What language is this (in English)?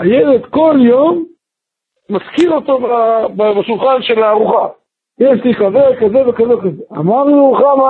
Hebrew